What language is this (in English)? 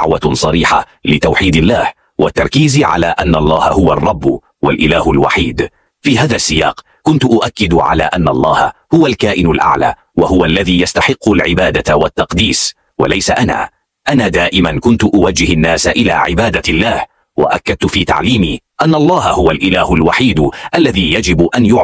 Arabic